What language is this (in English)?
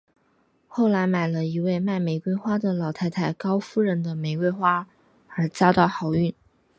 Chinese